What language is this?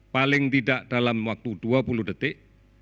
Indonesian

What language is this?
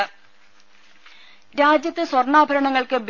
Malayalam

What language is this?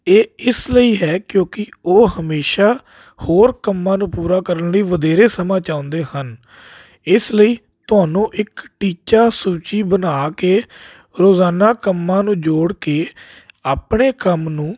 Punjabi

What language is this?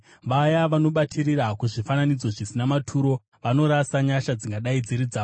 Shona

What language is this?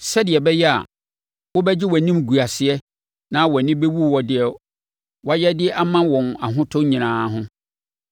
Akan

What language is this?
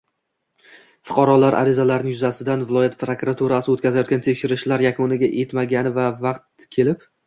Uzbek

